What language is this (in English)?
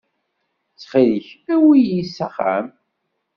Kabyle